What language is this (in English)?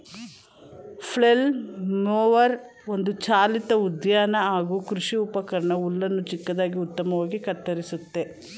Kannada